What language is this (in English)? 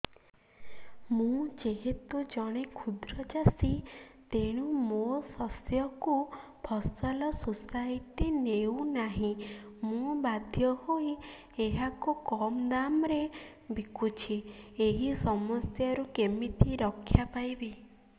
Odia